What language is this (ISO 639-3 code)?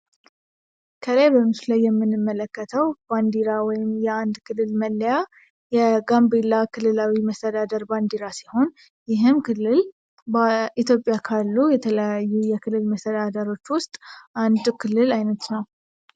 amh